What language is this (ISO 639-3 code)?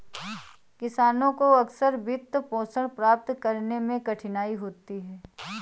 hin